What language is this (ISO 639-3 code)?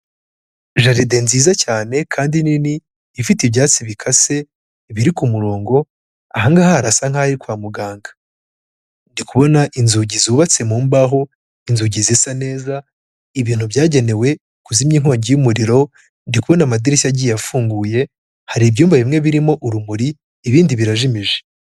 kin